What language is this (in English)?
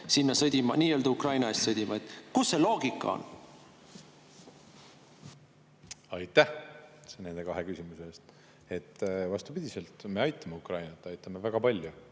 Estonian